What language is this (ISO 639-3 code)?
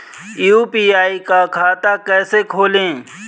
hin